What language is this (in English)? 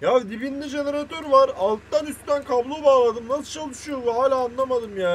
Turkish